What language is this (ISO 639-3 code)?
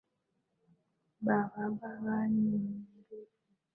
swa